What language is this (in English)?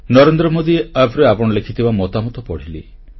Odia